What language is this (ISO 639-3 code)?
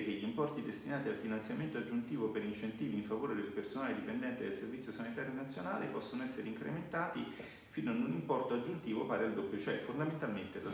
ita